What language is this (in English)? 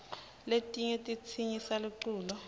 Swati